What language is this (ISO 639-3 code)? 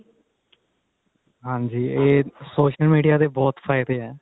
pan